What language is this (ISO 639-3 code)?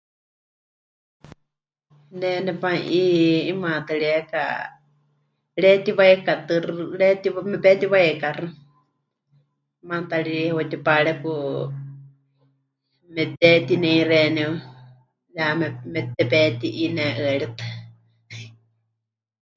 hch